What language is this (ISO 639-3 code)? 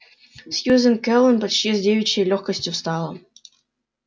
rus